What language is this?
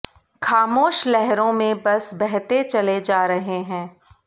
Hindi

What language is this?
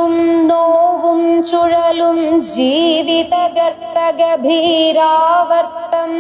Malayalam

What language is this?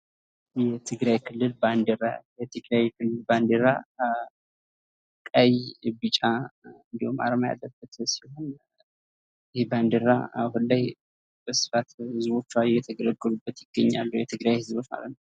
Amharic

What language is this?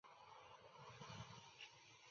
Chinese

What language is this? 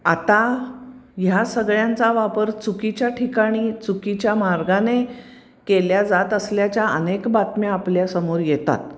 Marathi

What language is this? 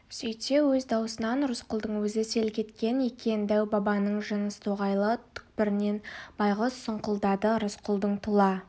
Kazakh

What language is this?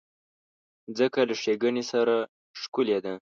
Pashto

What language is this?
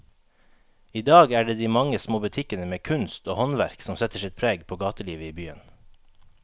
Norwegian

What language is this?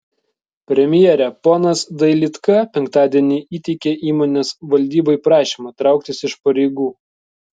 Lithuanian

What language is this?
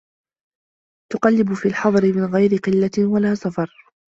Arabic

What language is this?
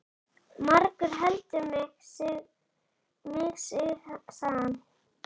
Icelandic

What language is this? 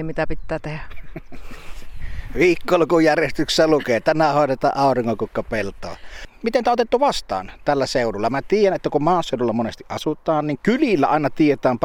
Finnish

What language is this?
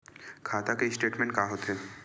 Chhattisgarhi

